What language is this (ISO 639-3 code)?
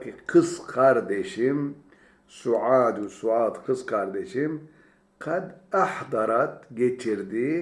tur